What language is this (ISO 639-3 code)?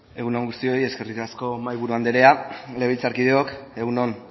eus